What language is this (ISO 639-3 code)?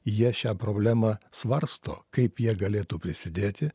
lit